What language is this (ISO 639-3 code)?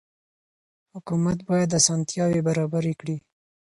pus